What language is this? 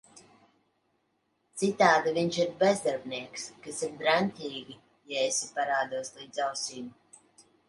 Latvian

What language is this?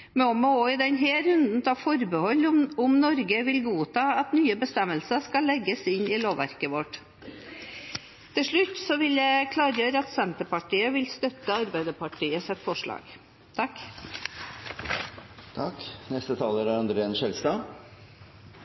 Norwegian Bokmål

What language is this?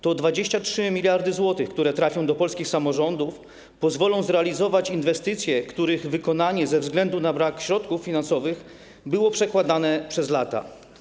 Polish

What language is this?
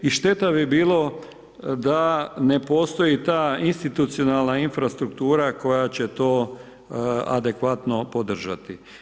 Croatian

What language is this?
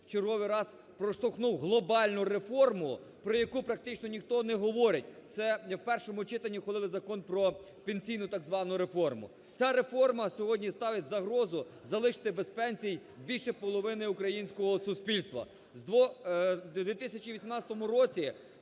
Ukrainian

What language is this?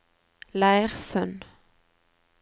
Norwegian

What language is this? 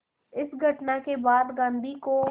Hindi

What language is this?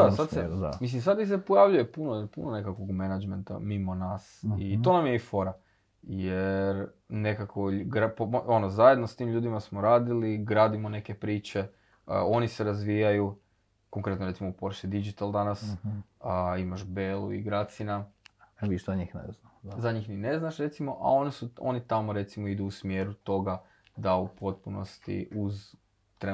Croatian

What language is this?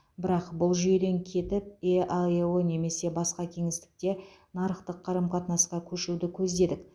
Kazakh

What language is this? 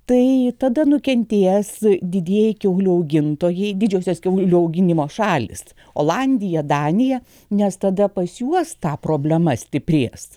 Lithuanian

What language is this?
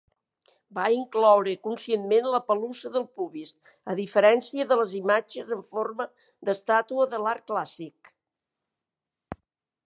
Catalan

